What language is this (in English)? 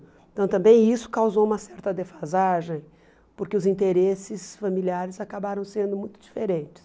Portuguese